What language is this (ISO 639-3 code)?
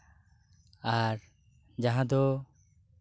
sat